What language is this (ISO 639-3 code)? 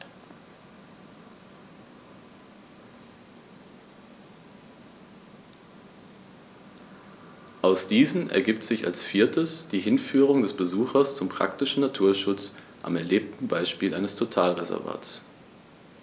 deu